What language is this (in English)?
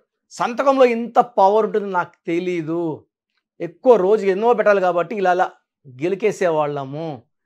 Telugu